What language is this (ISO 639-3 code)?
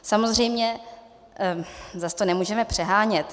ces